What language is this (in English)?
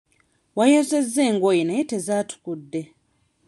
Ganda